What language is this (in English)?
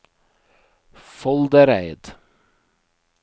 Norwegian